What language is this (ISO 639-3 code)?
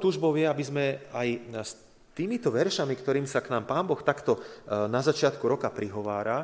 slk